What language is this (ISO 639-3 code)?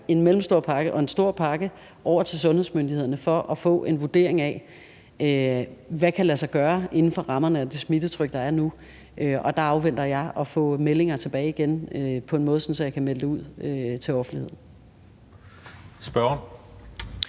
dan